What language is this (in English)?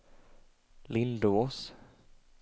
Swedish